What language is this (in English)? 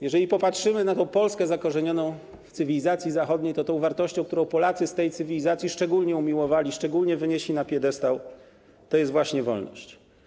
Polish